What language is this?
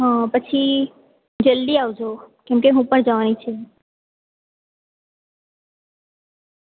Gujarati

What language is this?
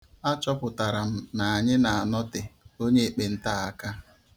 Igbo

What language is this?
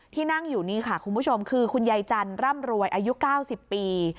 Thai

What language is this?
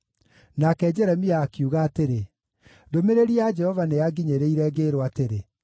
Kikuyu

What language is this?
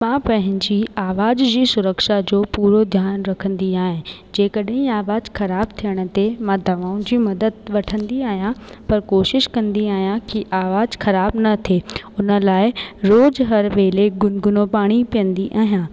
Sindhi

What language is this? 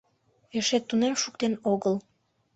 Mari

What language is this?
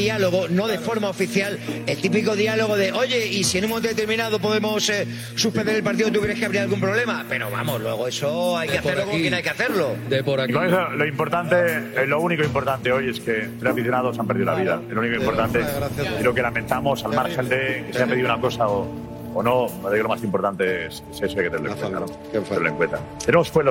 Spanish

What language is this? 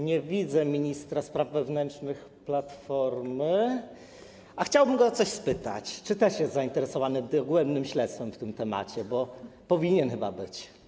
Polish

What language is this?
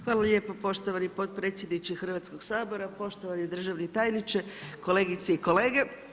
Croatian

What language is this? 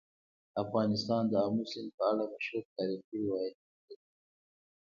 Pashto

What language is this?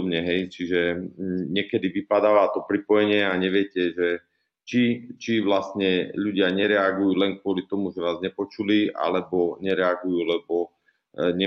Slovak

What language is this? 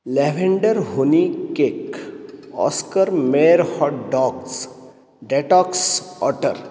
Marathi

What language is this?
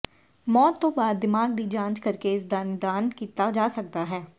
Punjabi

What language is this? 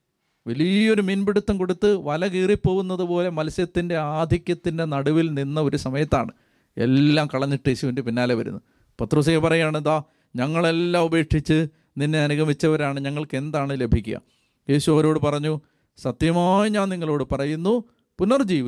Malayalam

